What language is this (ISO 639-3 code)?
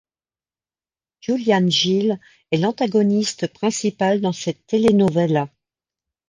fra